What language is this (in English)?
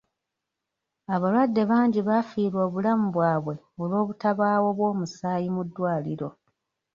Ganda